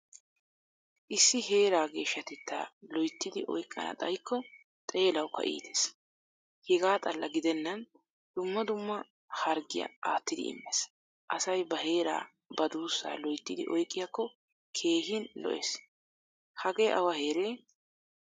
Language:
Wolaytta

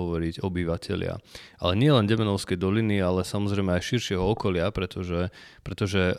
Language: Slovak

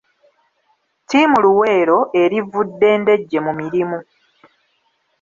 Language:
Ganda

